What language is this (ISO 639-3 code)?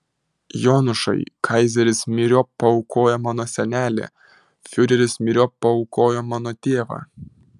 lit